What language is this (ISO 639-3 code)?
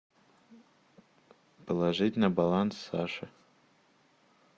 rus